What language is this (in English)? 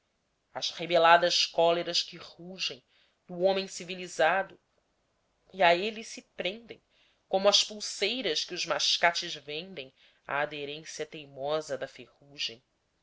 Portuguese